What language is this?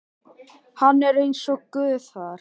Icelandic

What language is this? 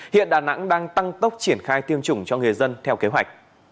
Vietnamese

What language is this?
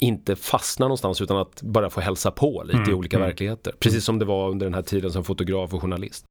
Swedish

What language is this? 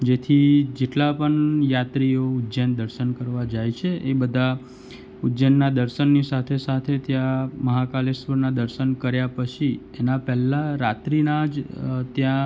Gujarati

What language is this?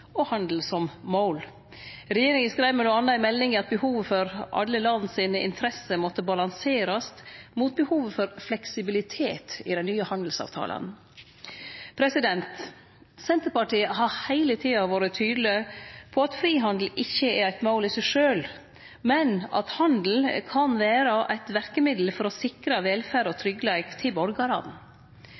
Norwegian Nynorsk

